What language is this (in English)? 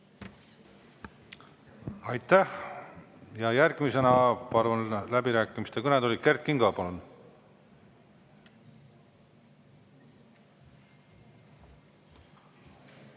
Estonian